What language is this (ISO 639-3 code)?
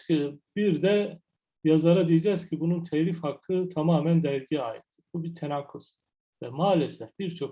tur